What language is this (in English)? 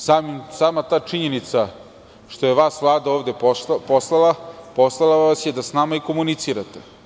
Serbian